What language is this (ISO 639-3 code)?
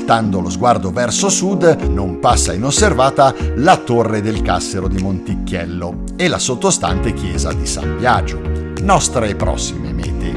ita